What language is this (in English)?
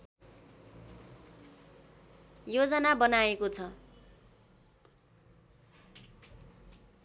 Nepali